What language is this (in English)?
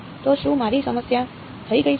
Gujarati